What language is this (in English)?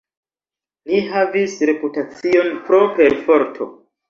Esperanto